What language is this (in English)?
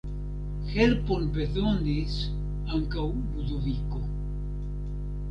Esperanto